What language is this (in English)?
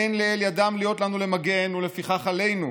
Hebrew